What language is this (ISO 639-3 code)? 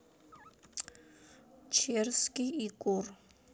rus